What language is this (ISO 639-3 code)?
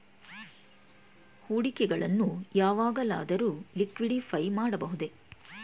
kan